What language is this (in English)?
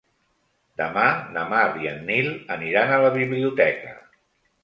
Catalan